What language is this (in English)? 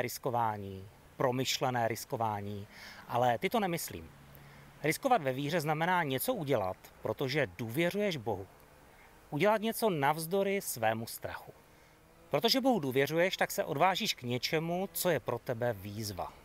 Czech